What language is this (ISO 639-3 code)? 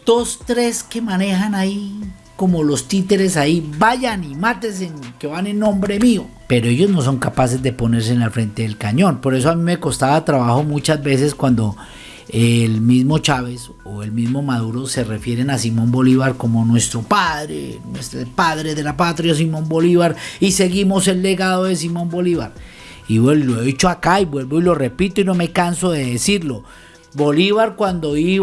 spa